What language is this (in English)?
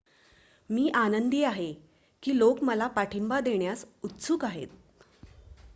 Marathi